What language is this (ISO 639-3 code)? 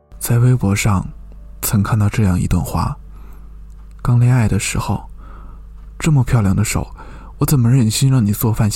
zho